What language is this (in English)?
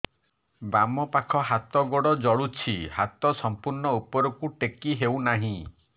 Odia